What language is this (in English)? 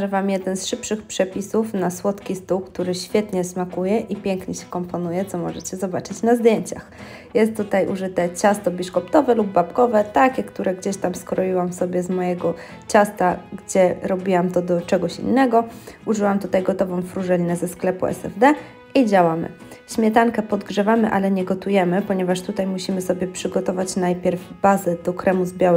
Polish